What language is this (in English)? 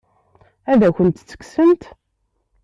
Kabyle